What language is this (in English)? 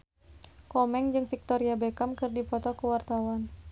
Sundanese